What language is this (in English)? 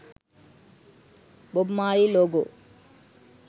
Sinhala